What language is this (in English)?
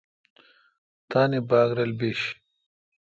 Kalkoti